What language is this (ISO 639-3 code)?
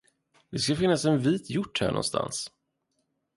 swe